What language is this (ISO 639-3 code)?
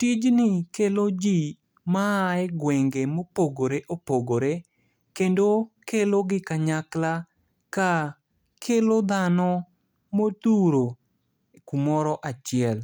luo